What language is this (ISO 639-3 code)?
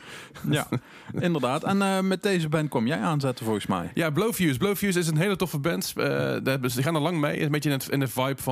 nld